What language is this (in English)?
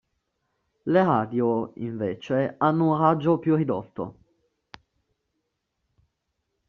Italian